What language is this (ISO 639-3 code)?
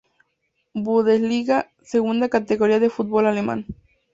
spa